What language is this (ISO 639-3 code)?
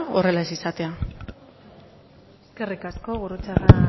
eus